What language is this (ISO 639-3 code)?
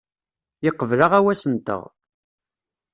kab